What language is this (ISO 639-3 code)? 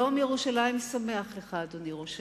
heb